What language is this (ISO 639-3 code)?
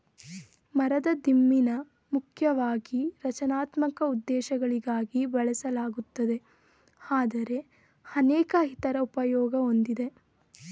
kan